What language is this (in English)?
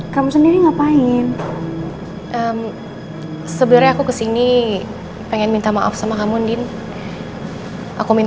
Indonesian